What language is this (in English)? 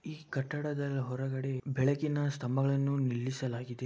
Kannada